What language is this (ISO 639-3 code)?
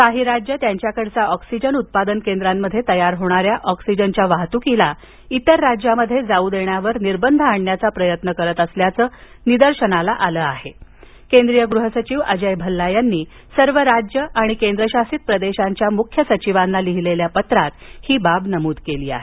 mar